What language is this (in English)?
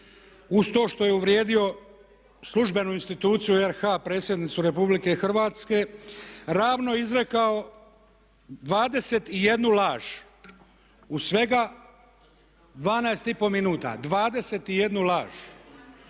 Croatian